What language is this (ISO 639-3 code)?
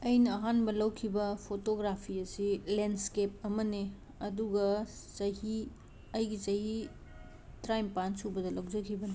mni